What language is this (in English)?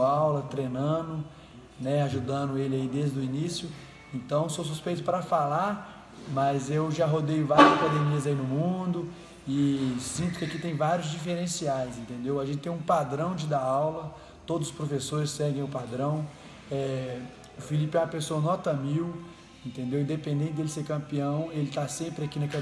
Portuguese